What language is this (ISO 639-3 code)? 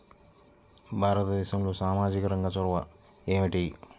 tel